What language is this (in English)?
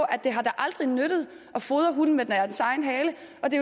Danish